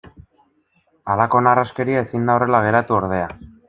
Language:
Basque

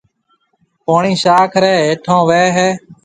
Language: Marwari (Pakistan)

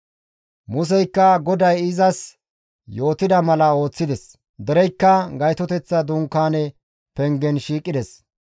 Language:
Gamo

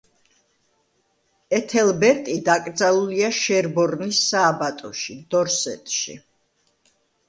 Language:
Georgian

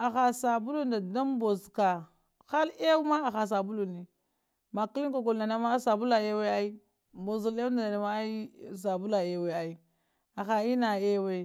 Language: Lamang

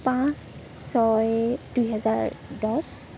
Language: Assamese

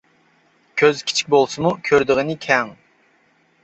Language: Uyghur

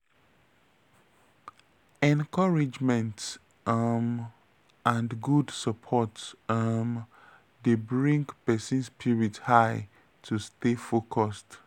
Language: Nigerian Pidgin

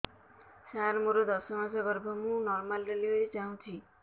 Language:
Odia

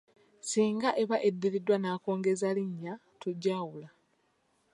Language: Ganda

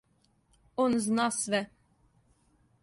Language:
Serbian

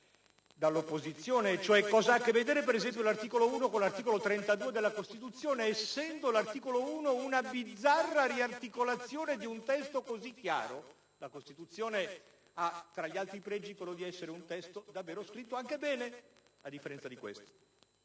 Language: Italian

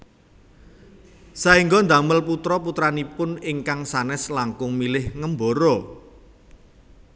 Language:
Javanese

